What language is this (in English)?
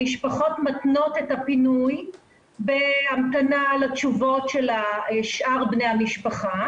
Hebrew